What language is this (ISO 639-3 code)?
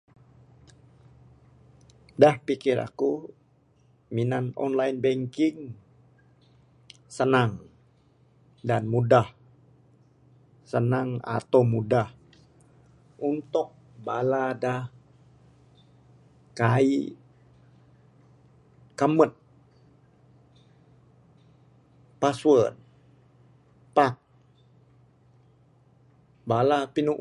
sdo